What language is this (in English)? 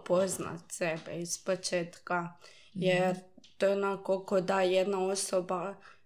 Croatian